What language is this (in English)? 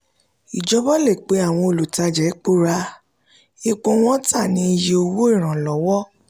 Yoruba